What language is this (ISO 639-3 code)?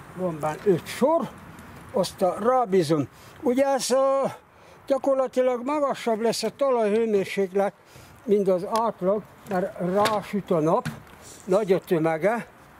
hun